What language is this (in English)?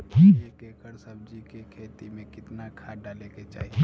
Bhojpuri